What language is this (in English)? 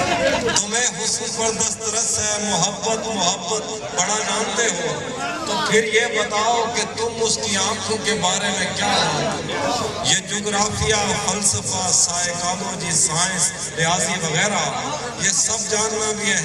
Urdu